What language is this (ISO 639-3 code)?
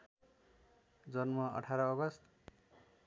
nep